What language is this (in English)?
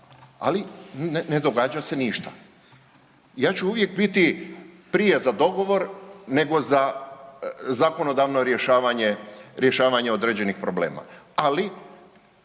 Croatian